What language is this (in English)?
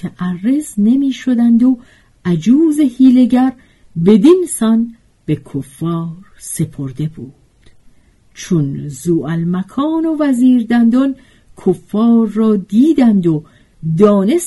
Persian